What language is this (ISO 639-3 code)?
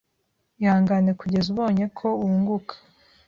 kin